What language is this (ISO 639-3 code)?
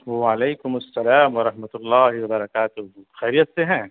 urd